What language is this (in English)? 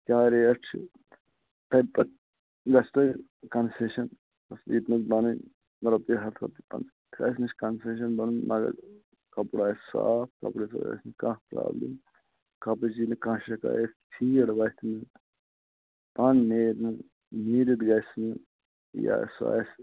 Kashmiri